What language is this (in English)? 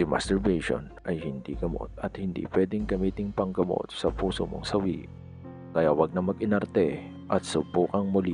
Filipino